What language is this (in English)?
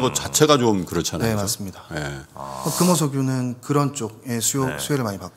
Korean